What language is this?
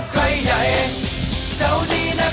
Thai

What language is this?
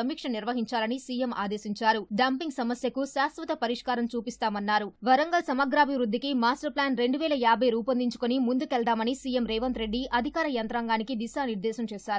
Telugu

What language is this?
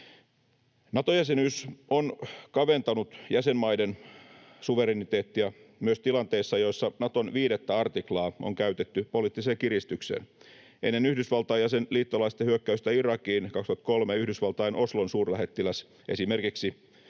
Finnish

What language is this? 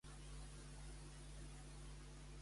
Catalan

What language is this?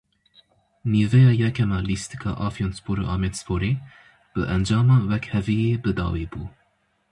Kurdish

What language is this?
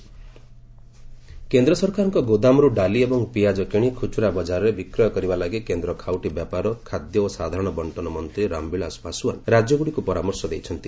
Odia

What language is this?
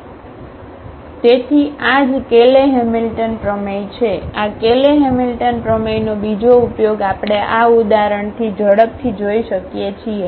Gujarati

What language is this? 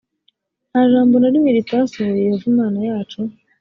Kinyarwanda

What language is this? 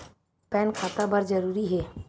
Chhattisgarhi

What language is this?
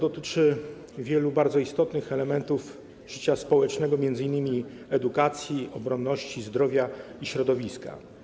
Polish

